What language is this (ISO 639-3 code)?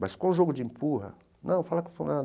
por